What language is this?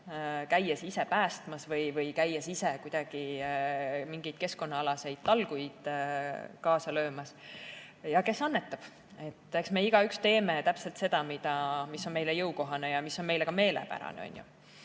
Estonian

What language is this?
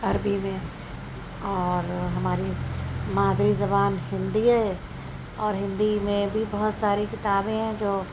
Urdu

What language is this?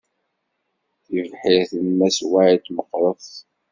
Kabyle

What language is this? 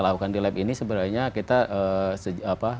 Indonesian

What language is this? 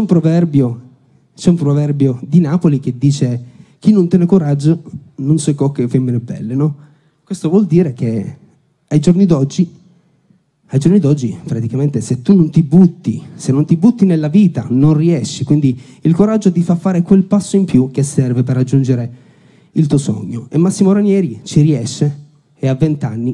Italian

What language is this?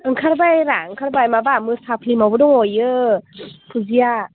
Bodo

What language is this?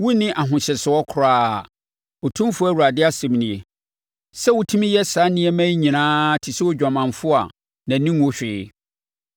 Akan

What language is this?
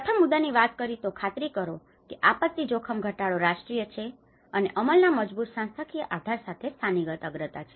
Gujarati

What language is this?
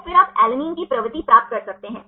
Hindi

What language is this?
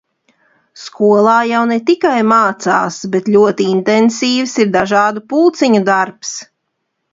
Latvian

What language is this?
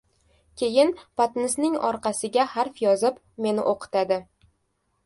Uzbek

